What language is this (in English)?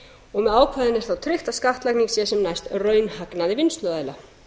Icelandic